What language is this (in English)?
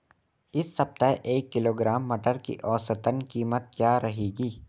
Hindi